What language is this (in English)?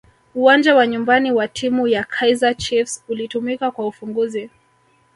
Swahili